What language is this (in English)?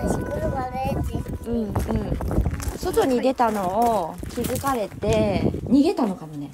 Japanese